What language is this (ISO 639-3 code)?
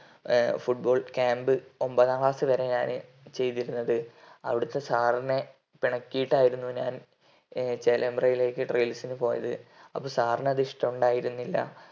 mal